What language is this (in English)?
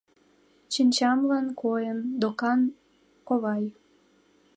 Mari